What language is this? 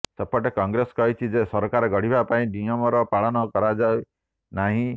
Odia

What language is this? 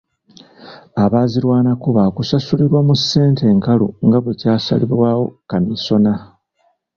Ganda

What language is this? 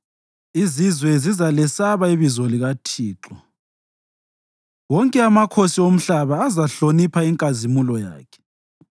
North Ndebele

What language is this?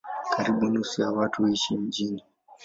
Swahili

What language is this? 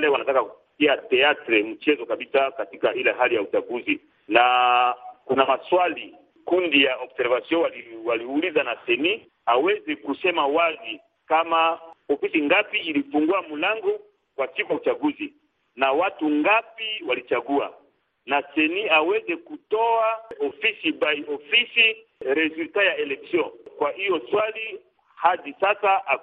Swahili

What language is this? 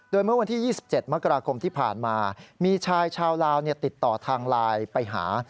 Thai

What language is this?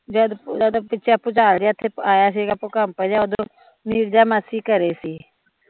Punjabi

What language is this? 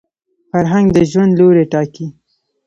Pashto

